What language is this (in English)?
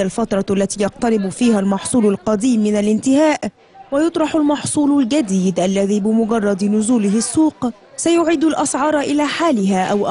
Arabic